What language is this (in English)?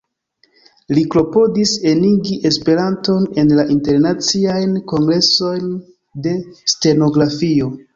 Esperanto